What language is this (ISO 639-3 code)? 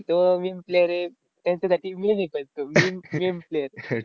mar